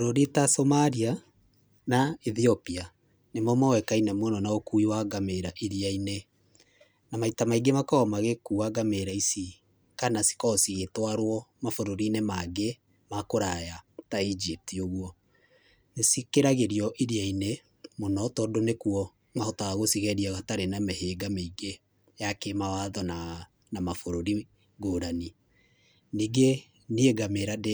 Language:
Kikuyu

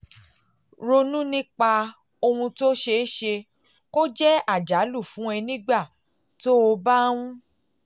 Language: Yoruba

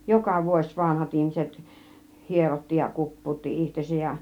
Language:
Finnish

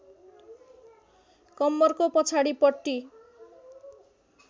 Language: Nepali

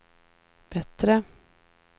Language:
Swedish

